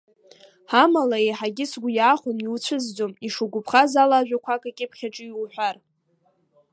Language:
Abkhazian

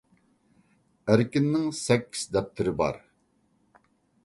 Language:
Uyghur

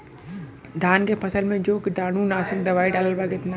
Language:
Bhojpuri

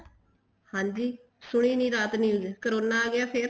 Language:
Punjabi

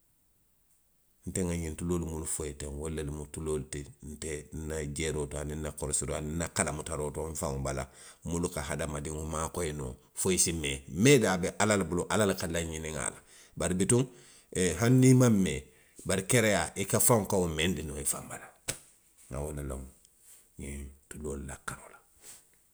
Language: Western Maninkakan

